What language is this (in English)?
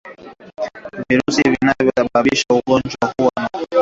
Swahili